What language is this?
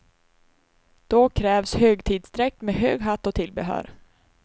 Swedish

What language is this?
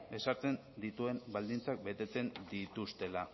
Basque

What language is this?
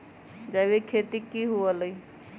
Magahi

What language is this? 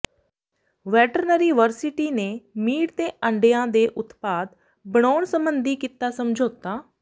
Punjabi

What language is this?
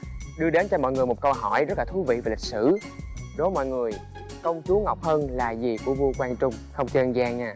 Vietnamese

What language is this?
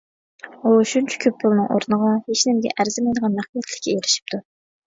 Uyghur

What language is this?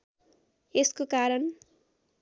Nepali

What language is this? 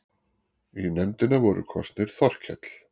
Icelandic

